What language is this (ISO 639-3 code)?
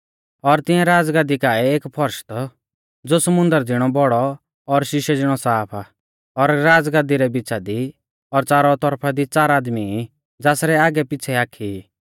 bfz